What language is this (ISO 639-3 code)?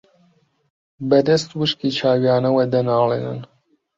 ckb